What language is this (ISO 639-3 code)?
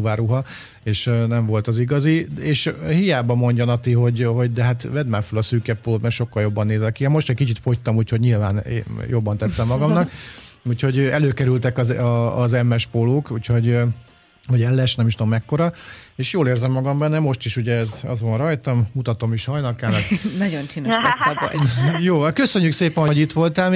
hun